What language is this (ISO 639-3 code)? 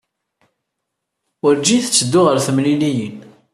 kab